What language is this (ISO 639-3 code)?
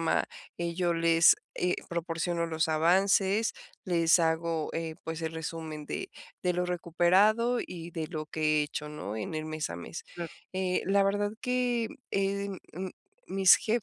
spa